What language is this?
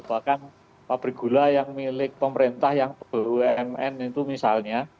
Indonesian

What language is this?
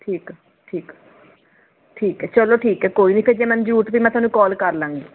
Punjabi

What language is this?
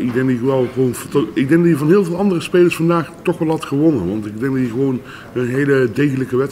Dutch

